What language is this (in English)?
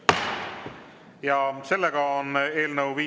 Estonian